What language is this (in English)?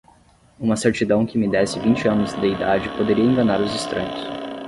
Portuguese